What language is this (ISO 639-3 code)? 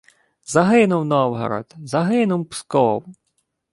ukr